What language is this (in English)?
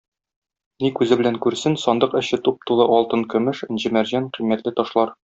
Tatar